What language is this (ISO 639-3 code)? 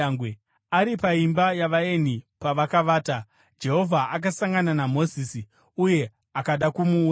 sna